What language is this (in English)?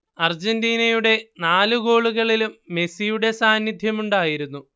Malayalam